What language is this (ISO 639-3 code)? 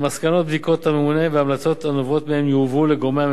heb